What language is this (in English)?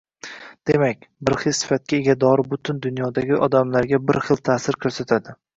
Uzbek